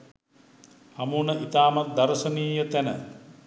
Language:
Sinhala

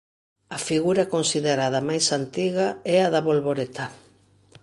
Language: Galician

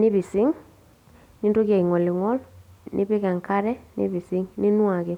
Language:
Masai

